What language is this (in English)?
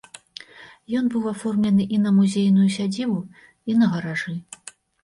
Belarusian